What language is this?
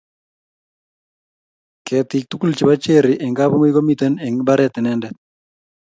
Kalenjin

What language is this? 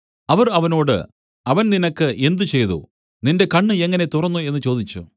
Malayalam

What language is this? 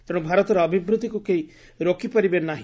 Odia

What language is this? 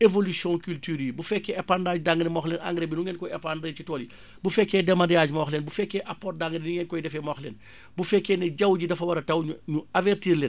Wolof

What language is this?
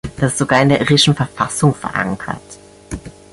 German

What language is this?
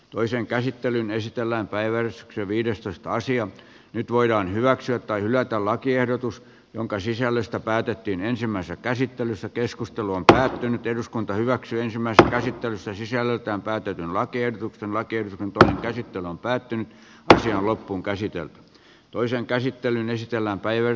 Finnish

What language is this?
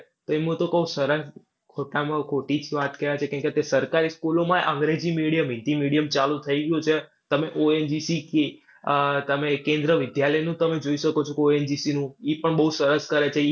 Gujarati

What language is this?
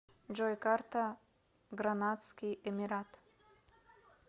Russian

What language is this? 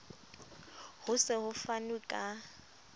Southern Sotho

